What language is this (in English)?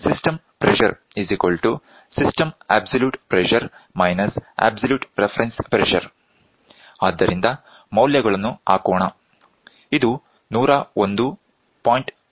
Kannada